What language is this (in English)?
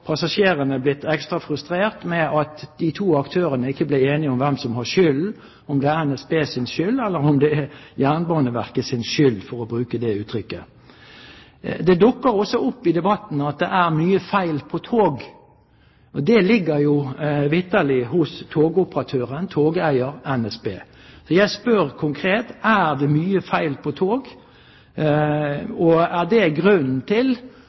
Norwegian Bokmål